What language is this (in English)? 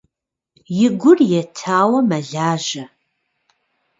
Kabardian